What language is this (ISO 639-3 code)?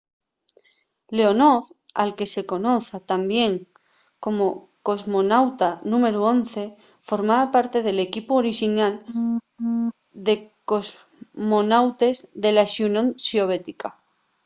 ast